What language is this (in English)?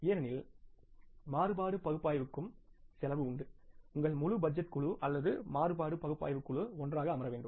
Tamil